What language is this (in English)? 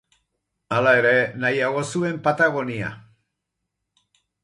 Basque